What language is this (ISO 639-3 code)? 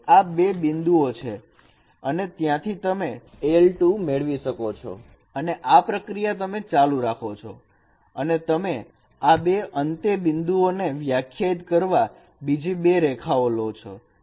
guj